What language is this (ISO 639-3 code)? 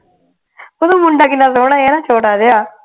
pan